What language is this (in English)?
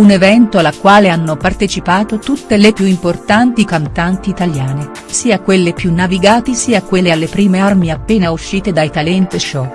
Italian